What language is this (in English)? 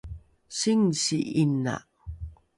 Rukai